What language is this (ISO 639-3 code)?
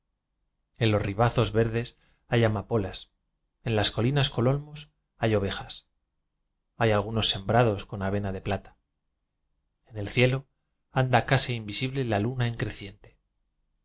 spa